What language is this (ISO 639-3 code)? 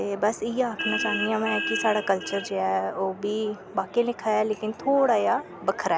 doi